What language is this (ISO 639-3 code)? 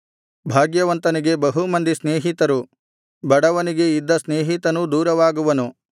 kan